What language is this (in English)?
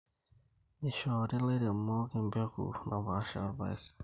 Masai